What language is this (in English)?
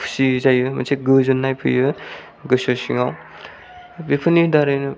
Bodo